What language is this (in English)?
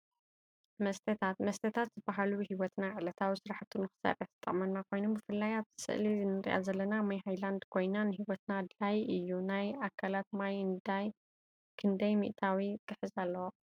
Tigrinya